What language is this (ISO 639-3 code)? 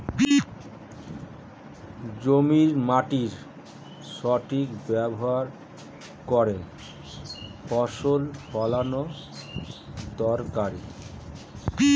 ben